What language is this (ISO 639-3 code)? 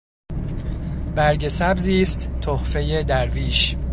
fas